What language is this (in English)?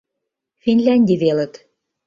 Mari